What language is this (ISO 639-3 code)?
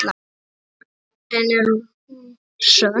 isl